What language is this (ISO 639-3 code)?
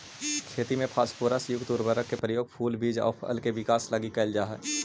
mag